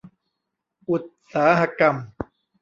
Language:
Thai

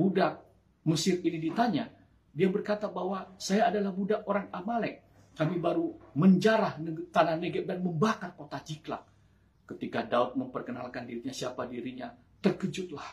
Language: Indonesian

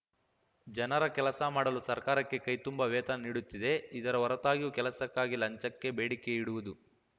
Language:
Kannada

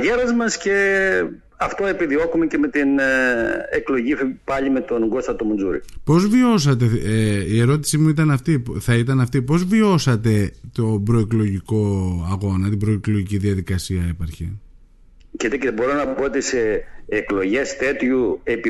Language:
Greek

